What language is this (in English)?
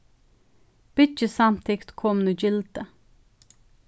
Faroese